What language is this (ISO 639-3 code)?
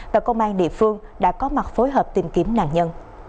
vie